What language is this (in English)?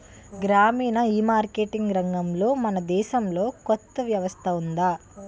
Telugu